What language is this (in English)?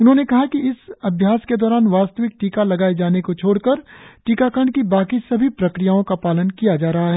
Hindi